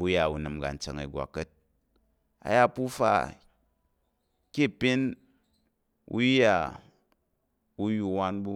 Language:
Tarok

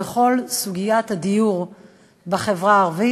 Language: Hebrew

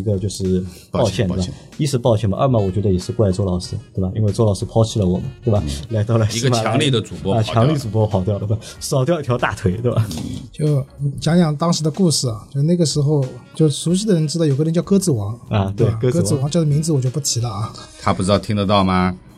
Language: Chinese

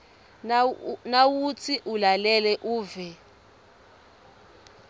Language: Swati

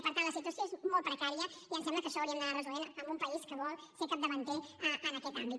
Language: Catalan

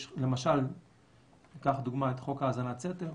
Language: Hebrew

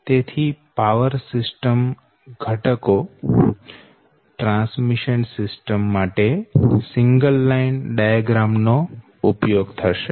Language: Gujarati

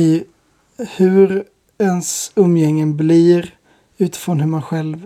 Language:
Swedish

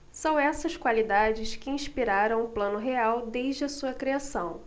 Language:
Portuguese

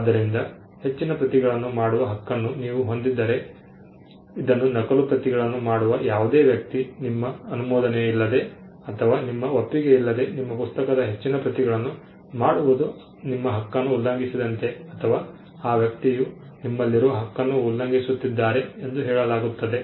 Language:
Kannada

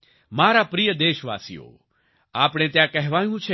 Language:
Gujarati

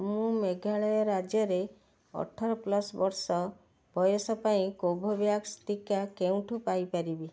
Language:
Odia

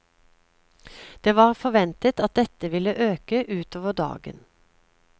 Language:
Norwegian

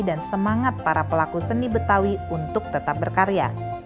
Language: Indonesian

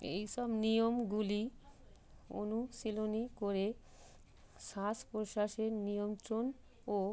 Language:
Bangla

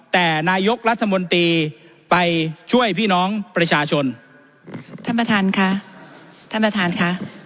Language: Thai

